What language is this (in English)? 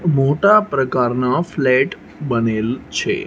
Gujarati